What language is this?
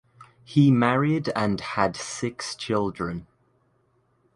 English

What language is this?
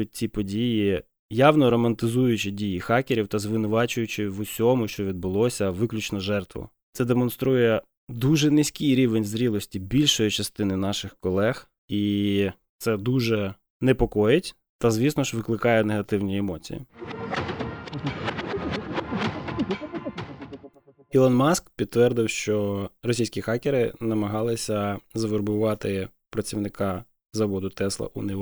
Ukrainian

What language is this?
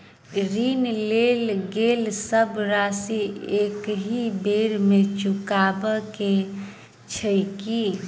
Maithili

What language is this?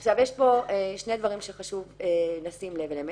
Hebrew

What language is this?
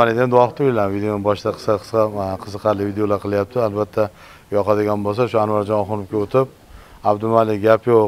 Turkish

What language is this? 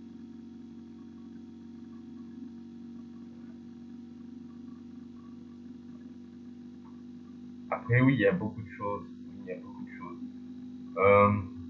French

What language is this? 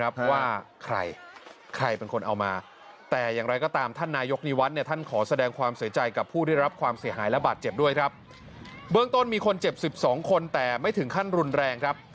Thai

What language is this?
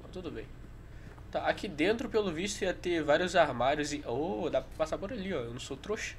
Portuguese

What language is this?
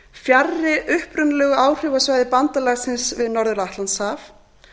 Icelandic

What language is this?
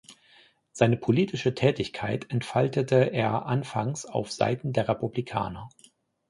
German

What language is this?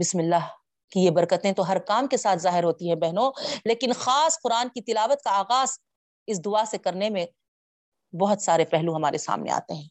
Urdu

